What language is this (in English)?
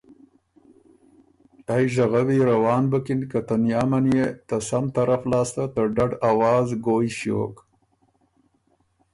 Ormuri